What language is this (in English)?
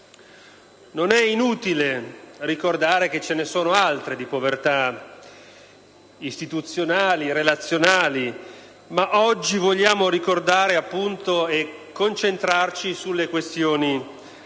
Italian